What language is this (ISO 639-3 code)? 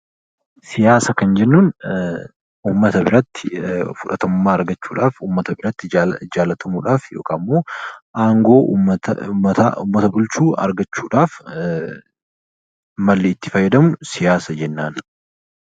orm